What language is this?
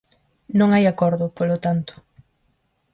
Galician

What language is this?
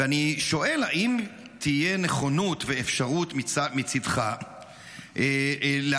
Hebrew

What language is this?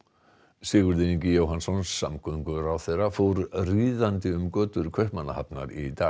Icelandic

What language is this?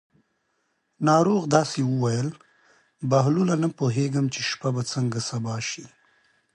Pashto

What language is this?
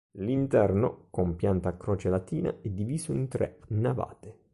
Italian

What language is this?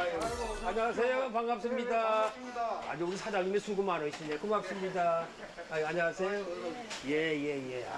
Korean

